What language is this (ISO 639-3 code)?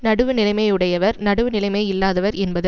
tam